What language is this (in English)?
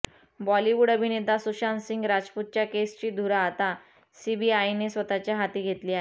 Marathi